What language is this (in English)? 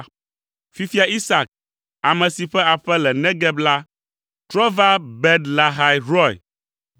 Ewe